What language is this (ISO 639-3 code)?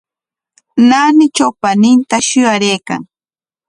qwa